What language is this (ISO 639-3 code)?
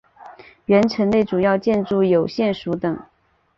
zho